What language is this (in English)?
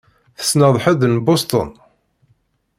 Kabyle